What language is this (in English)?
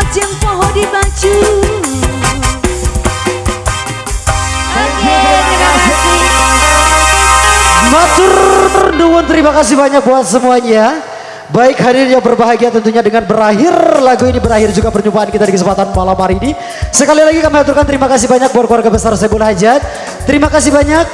Indonesian